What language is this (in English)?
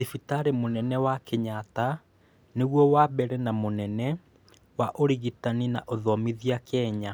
Kikuyu